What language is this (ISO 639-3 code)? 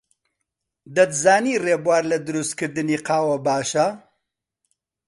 ckb